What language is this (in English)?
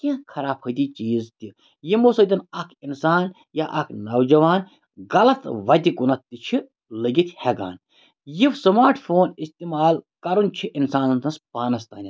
Kashmiri